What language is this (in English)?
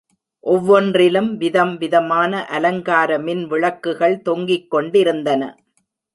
Tamil